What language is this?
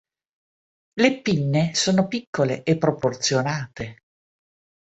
Italian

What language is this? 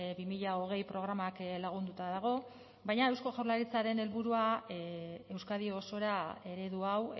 Basque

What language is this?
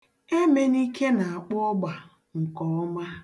Igbo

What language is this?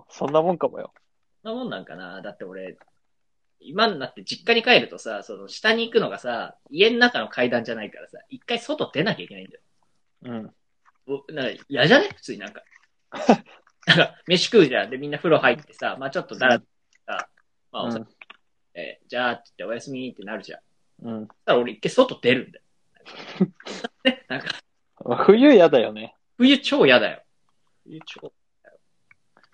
Japanese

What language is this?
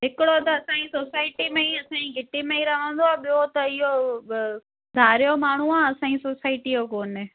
Sindhi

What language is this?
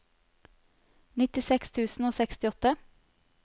Norwegian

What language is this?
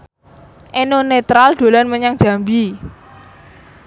Javanese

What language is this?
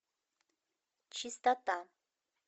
Russian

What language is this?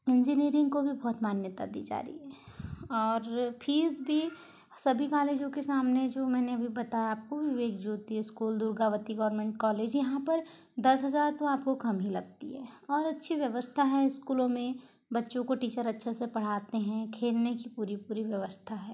Hindi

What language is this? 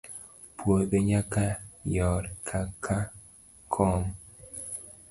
Luo (Kenya and Tanzania)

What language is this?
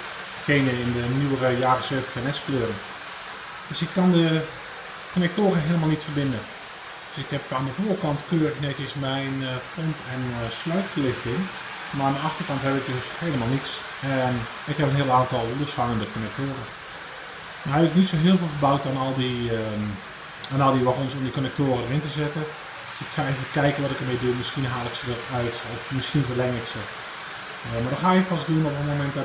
Dutch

